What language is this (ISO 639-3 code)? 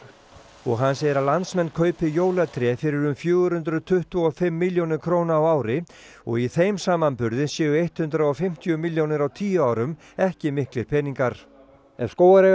isl